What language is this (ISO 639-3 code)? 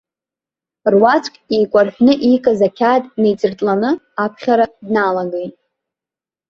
abk